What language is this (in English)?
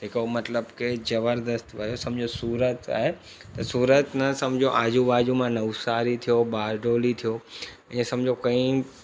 Sindhi